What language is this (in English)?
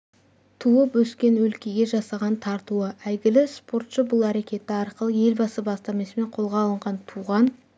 Kazakh